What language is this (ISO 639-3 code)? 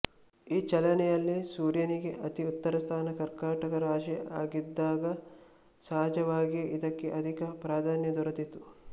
kan